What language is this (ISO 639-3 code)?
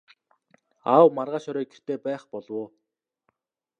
mon